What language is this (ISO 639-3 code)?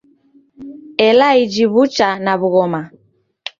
dav